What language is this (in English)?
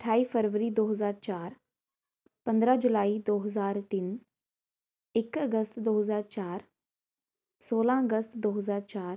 Punjabi